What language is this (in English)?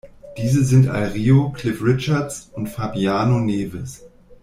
German